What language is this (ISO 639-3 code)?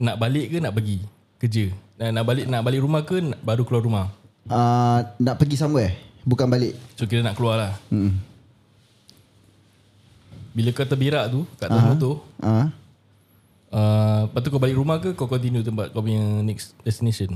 msa